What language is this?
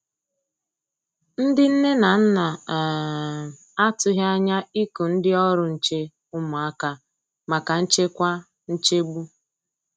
Igbo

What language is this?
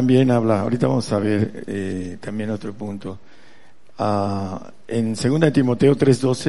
Spanish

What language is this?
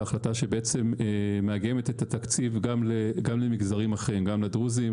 Hebrew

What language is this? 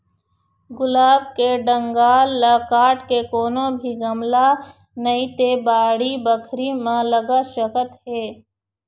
Chhattisgarhi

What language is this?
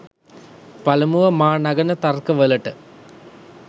Sinhala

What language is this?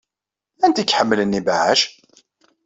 Kabyle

